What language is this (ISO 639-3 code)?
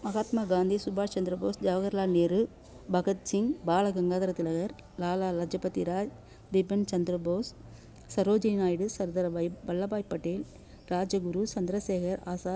tam